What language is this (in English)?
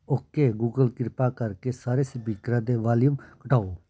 Punjabi